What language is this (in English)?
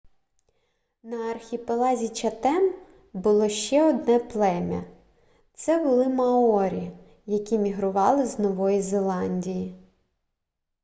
Ukrainian